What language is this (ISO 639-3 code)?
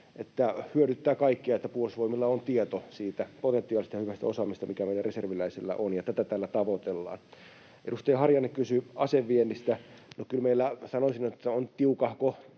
fin